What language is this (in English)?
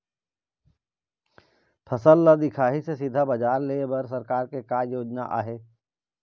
Chhattisgarhi